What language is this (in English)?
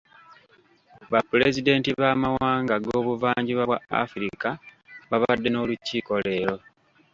Ganda